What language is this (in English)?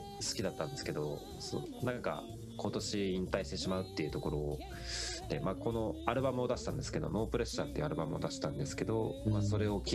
Japanese